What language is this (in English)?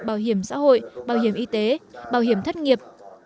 Vietnamese